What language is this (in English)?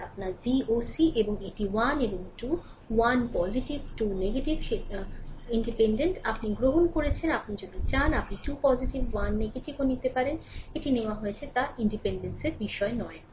Bangla